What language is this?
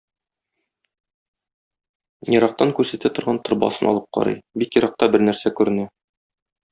Tatar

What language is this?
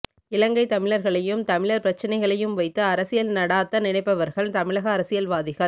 Tamil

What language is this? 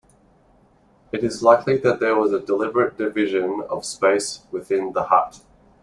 English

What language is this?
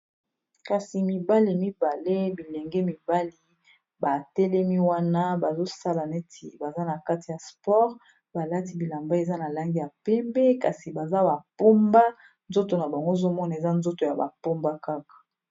Lingala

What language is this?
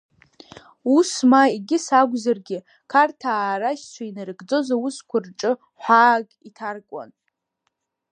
Abkhazian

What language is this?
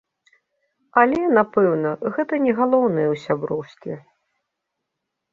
Belarusian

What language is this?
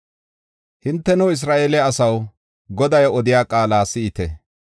Gofa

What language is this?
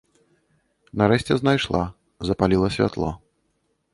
Belarusian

